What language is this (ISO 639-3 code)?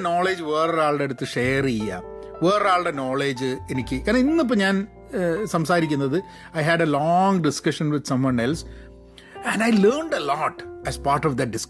mal